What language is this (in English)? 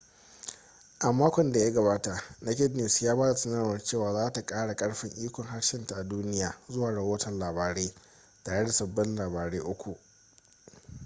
Hausa